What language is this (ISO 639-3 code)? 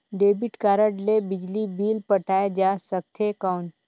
hne